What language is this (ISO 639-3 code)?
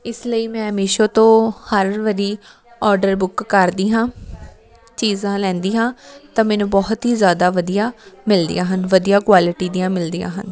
pan